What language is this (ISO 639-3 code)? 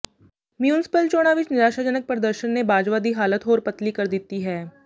pan